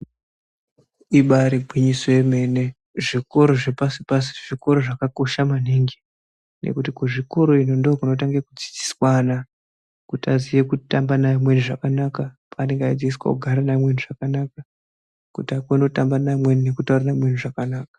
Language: Ndau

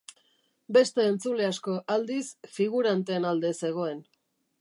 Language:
Basque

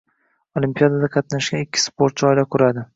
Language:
Uzbek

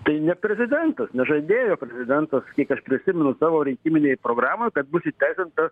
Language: Lithuanian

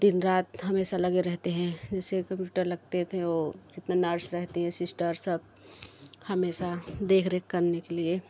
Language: Hindi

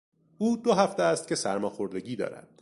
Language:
Persian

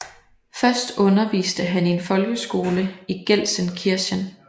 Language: Danish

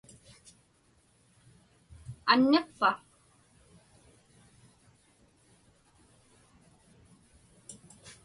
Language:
Inupiaq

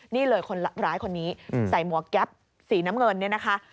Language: Thai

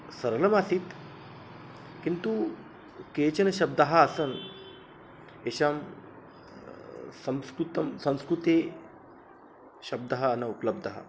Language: Sanskrit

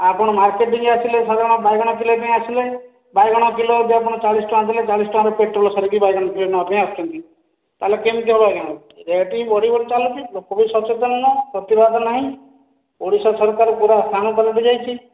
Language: Odia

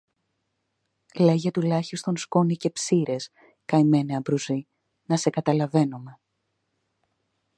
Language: Greek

